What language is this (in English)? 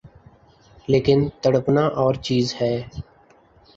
Urdu